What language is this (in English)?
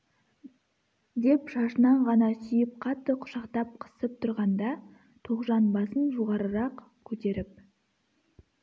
Kazakh